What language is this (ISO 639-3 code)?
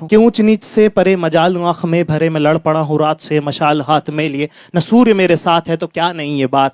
hin